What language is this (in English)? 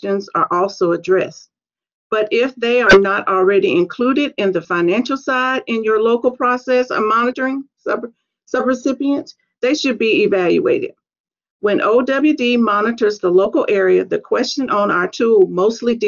English